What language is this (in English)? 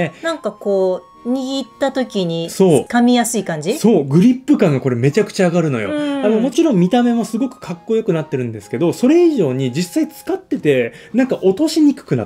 Japanese